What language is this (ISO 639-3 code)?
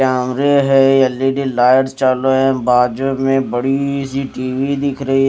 hin